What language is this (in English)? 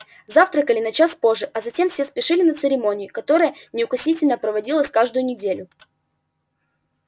Russian